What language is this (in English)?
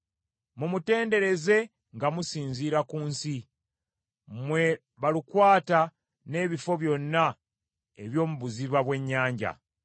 Ganda